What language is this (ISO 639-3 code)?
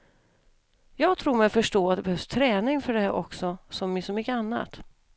swe